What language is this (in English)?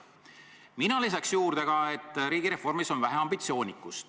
Estonian